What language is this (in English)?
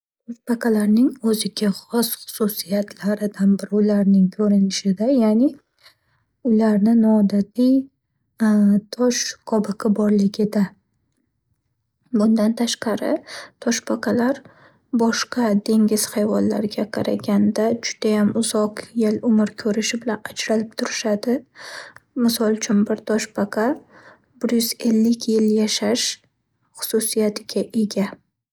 Uzbek